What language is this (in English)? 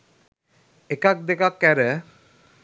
Sinhala